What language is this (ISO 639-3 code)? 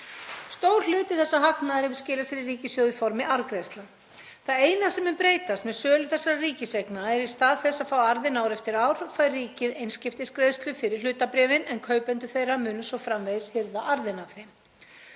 isl